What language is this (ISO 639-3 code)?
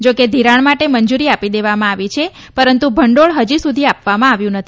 guj